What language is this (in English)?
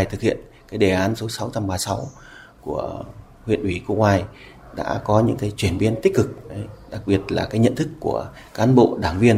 Vietnamese